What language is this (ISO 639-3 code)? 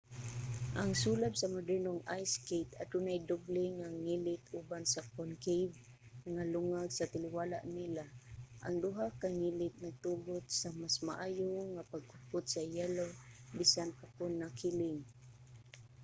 ceb